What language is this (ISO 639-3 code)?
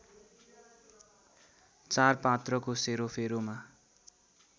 nep